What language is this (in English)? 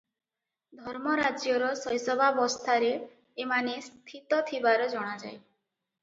Odia